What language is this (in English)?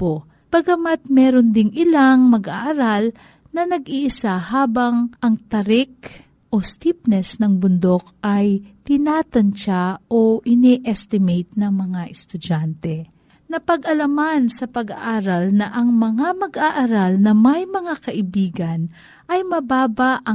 Filipino